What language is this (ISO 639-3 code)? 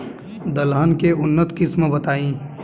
bho